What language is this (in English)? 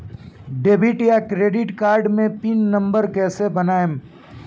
Bhojpuri